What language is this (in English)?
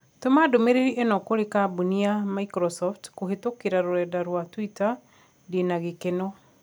Kikuyu